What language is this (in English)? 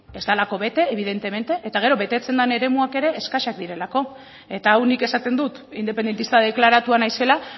Basque